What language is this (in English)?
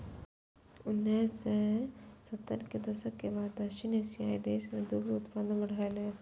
Maithili